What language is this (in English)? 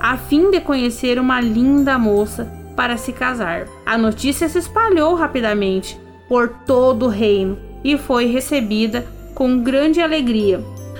Portuguese